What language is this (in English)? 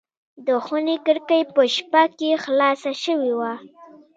Pashto